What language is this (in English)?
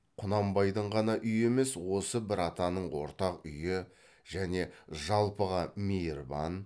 Kazakh